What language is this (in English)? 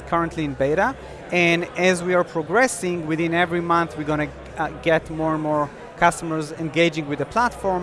English